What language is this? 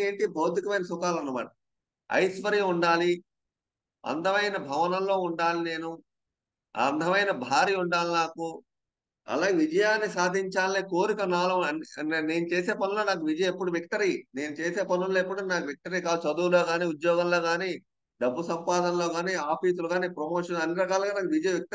Telugu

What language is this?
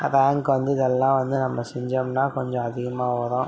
Tamil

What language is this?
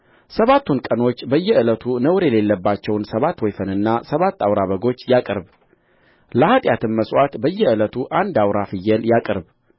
Amharic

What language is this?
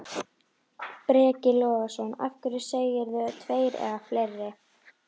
Icelandic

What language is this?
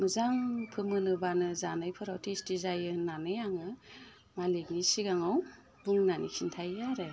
Bodo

